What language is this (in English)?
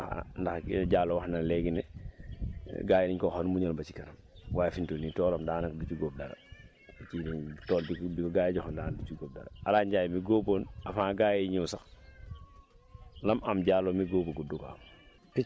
Wolof